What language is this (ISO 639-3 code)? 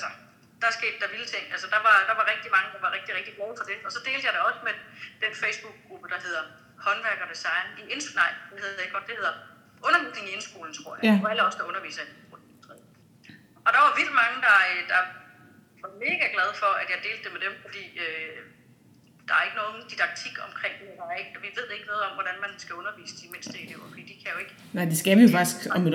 dan